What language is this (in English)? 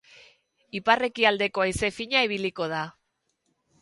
Basque